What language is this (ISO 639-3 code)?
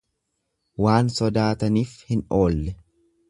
orm